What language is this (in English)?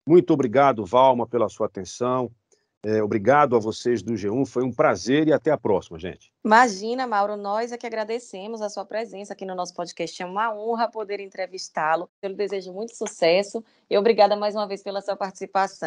Portuguese